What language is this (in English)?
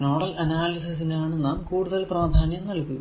Malayalam